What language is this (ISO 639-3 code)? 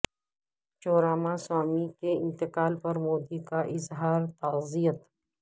urd